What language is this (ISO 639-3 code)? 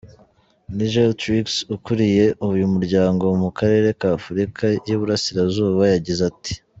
kin